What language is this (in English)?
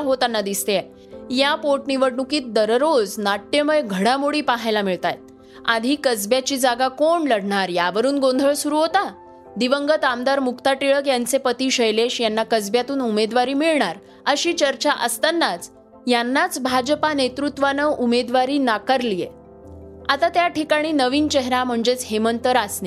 Marathi